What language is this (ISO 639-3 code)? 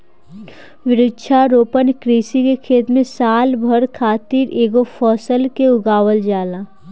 bho